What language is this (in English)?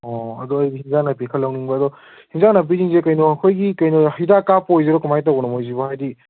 Manipuri